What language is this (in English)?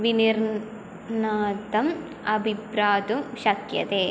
Sanskrit